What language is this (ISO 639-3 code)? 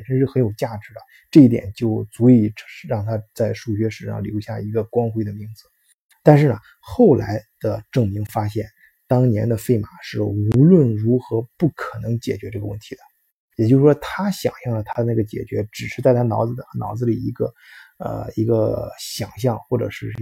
zho